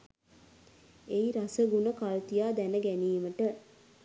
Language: Sinhala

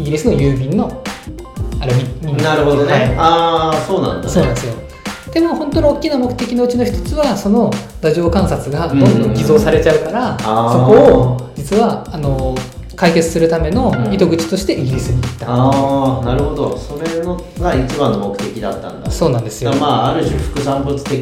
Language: Japanese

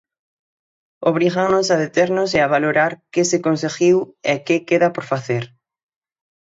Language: Galician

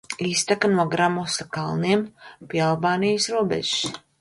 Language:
Latvian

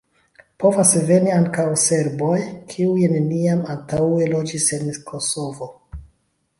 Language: Esperanto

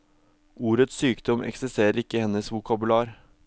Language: Norwegian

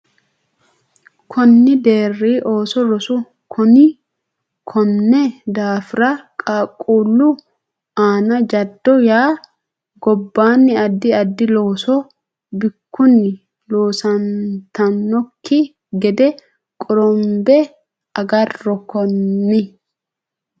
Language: Sidamo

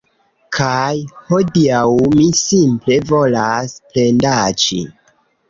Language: Esperanto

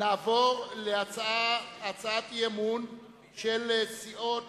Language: Hebrew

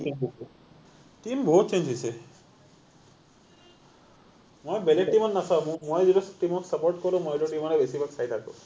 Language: Assamese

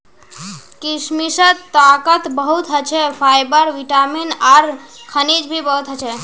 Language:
Magahi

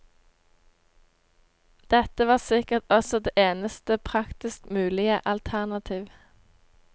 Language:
Norwegian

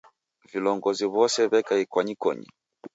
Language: Taita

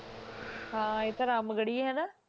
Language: Punjabi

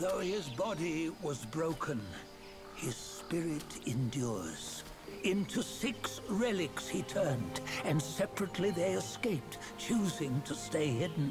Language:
Polish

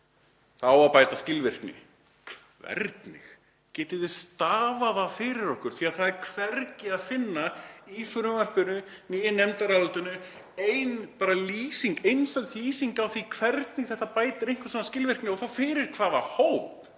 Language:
Icelandic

